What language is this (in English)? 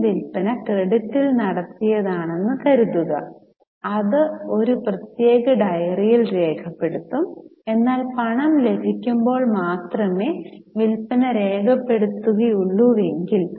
Malayalam